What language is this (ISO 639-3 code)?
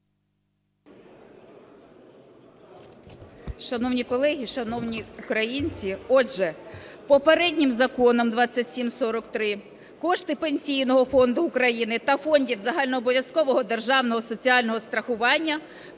ukr